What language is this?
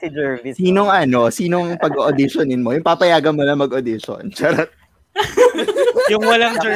Filipino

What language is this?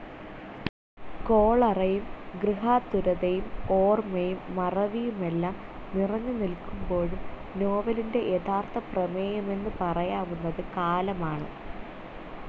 Malayalam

